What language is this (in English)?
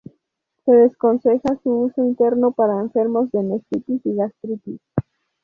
Spanish